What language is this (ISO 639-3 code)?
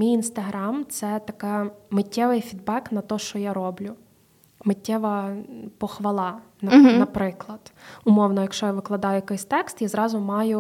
ukr